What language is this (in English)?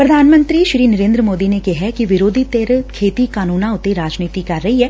Punjabi